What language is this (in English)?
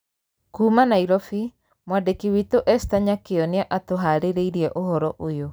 Kikuyu